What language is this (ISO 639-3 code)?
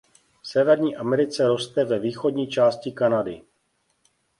ces